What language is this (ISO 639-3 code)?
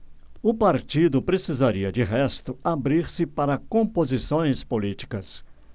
por